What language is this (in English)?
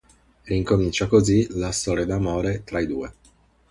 Italian